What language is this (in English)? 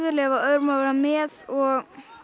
Icelandic